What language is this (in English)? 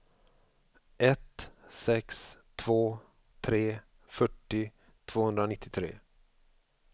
Swedish